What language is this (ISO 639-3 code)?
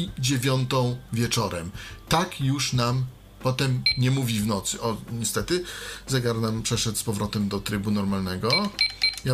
pol